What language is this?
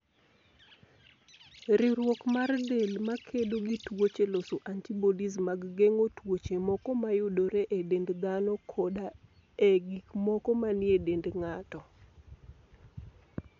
Luo (Kenya and Tanzania)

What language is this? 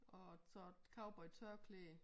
Danish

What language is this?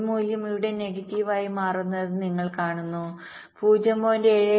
Malayalam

